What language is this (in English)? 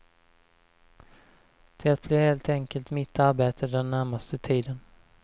Swedish